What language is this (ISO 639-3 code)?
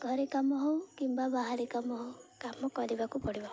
ori